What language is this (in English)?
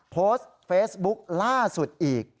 Thai